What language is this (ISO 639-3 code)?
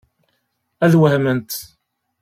kab